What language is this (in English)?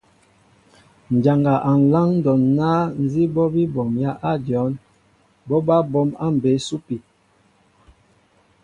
Mbo (Cameroon)